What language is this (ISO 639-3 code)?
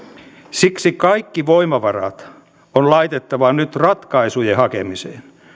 fin